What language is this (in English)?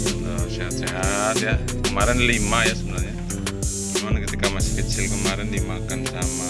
Indonesian